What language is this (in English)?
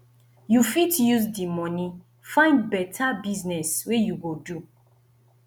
Nigerian Pidgin